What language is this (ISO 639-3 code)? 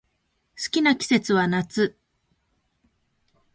jpn